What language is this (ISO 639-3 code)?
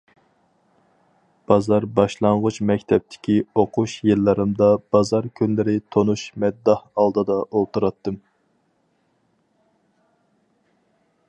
uig